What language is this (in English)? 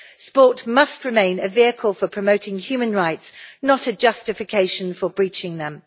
English